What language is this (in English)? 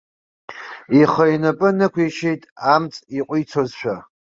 Abkhazian